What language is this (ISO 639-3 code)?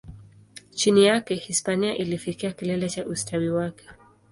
swa